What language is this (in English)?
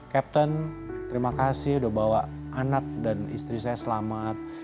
Indonesian